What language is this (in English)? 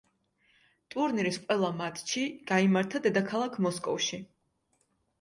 Georgian